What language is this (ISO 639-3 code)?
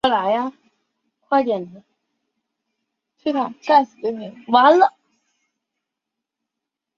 zho